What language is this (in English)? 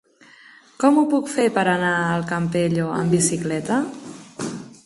Catalan